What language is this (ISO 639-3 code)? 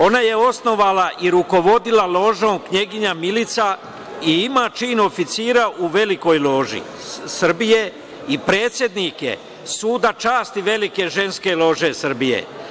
srp